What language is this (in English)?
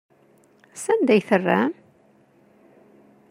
Kabyle